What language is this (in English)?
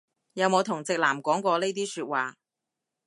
Cantonese